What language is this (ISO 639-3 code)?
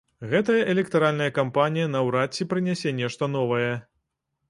bel